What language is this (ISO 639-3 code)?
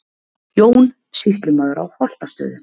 isl